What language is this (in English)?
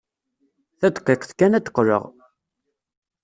Kabyle